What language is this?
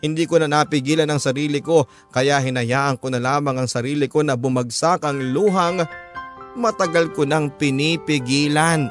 Filipino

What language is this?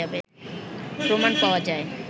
Bangla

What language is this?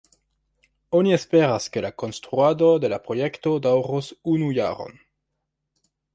Esperanto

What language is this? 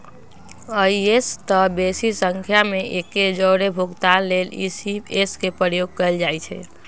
Magahi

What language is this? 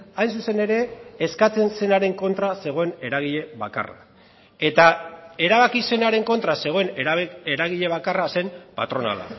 Basque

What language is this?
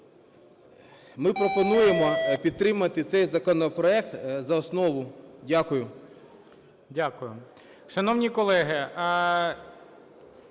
Ukrainian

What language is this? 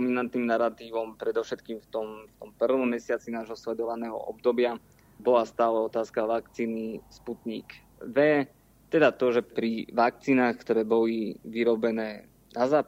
Slovak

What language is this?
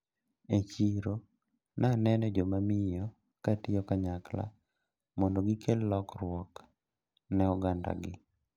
Luo (Kenya and Tanzania)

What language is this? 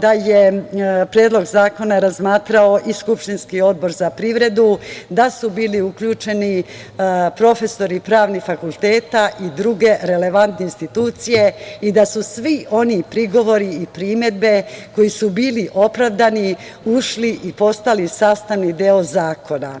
Serbian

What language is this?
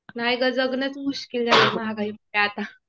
Marathi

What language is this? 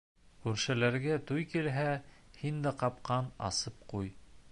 Bashkir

